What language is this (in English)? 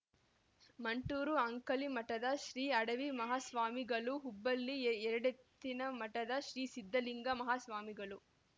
Kannada